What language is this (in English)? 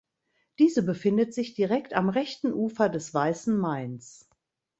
German